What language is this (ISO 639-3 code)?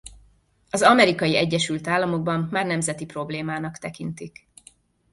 hun